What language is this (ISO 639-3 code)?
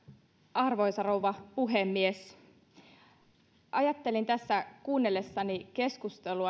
fin